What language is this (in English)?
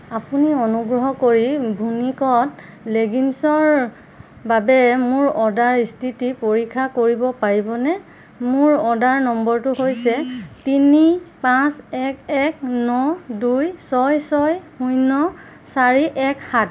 Assamese